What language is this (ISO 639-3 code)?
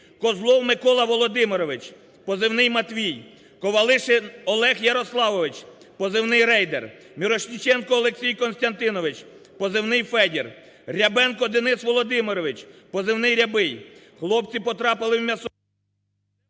ukr